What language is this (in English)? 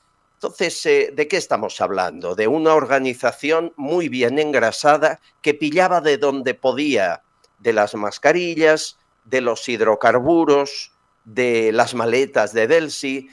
Spanish